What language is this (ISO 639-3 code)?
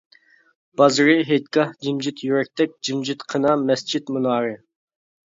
uig